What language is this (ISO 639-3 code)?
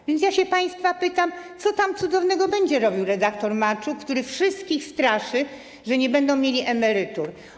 pol